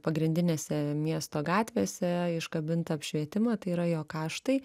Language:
Lithuanian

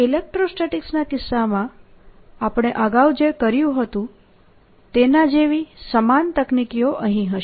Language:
Gujarati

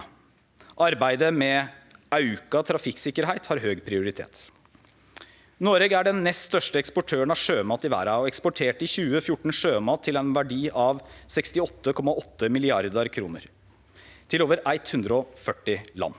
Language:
Norwegian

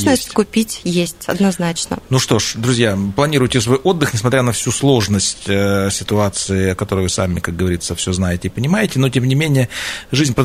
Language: Russian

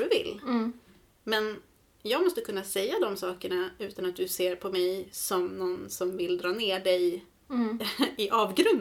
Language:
Swedish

